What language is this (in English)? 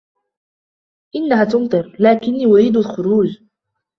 Arabic